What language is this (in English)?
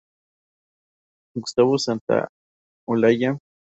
Spanish